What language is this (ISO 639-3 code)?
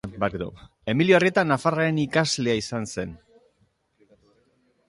eus